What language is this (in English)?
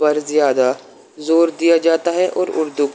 Urdu